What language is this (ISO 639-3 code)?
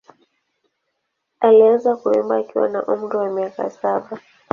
swa